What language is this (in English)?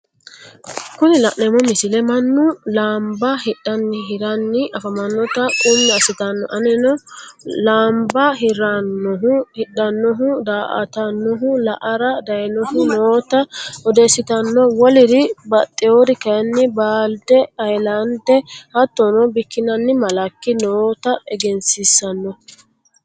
Sidamo